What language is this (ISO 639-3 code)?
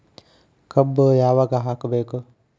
kan